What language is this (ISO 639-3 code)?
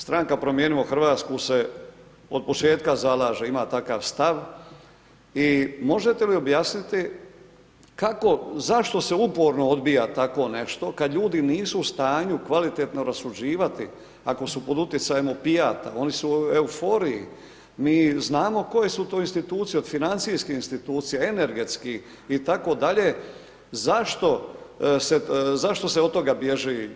hrv